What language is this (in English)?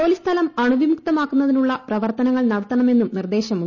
Malayalam